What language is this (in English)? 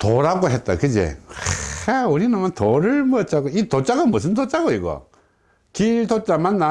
Korean